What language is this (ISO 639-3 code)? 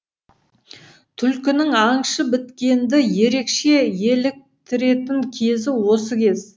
kaz